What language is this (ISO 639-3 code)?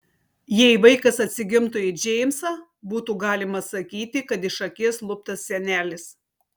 lit